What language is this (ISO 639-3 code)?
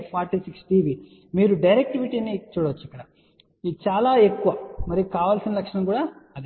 tel